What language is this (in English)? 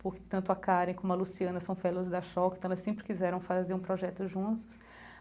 Portuguese